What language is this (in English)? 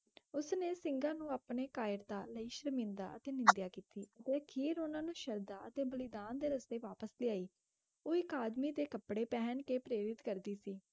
Punjabi